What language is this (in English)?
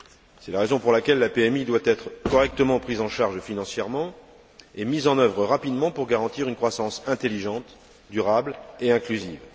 French